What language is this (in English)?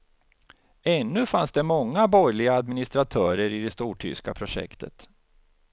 Swedish